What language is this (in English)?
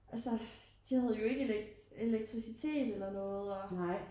Danish